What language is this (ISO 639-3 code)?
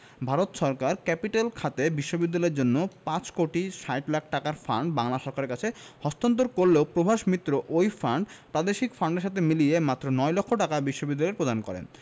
ben